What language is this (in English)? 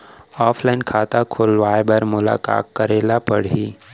Chhattisgarhi